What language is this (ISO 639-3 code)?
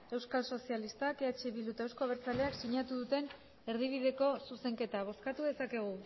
eus